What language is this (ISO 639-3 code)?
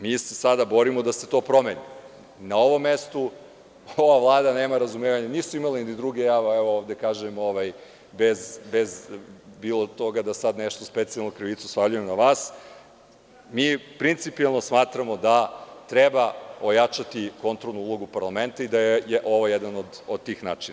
srp